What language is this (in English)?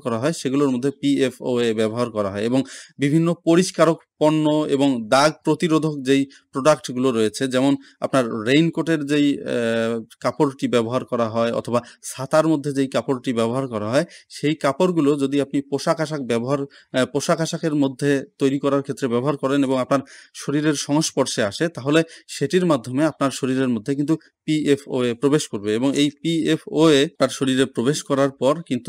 Bangla